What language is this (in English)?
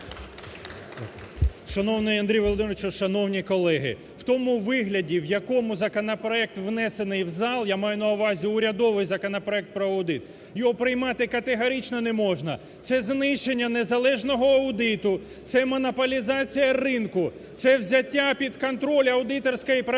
Ukrainian